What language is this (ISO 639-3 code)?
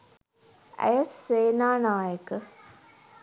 sin